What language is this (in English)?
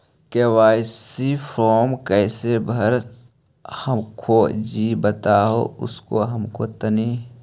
Magahi